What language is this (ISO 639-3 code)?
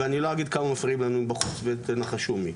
heb